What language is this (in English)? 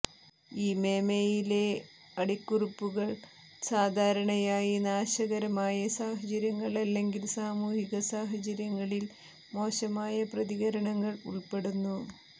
Malayalam